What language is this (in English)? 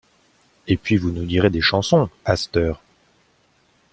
French